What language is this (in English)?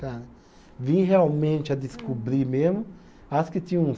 Portuguese